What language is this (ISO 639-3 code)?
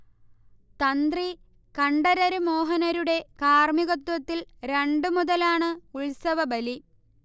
mal